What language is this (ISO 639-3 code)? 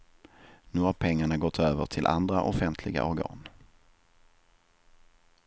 swe